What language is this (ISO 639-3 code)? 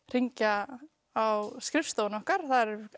isl